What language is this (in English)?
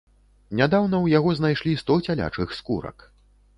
Belarusian